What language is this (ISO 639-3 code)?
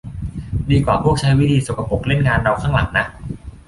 tha